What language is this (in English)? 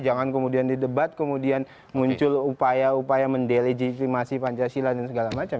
Indonesian